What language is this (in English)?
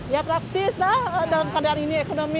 Indonesian